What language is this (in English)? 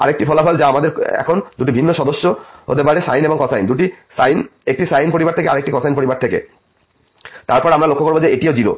Bangla